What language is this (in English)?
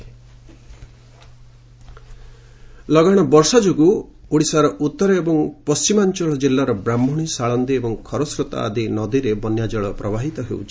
Odia